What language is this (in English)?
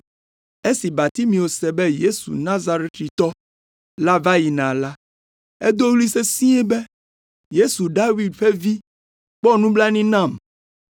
Ewe